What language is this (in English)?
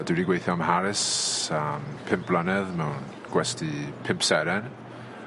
Welsh